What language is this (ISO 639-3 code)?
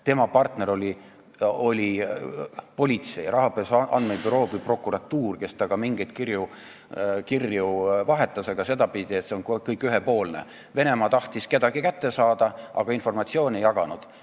est